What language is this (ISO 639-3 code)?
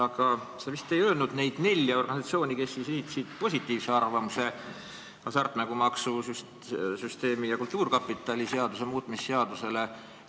est